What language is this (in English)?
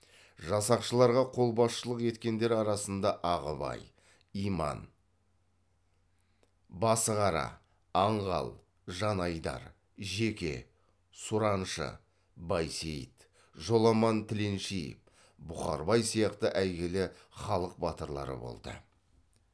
Kazakh